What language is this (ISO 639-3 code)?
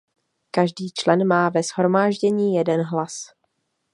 ces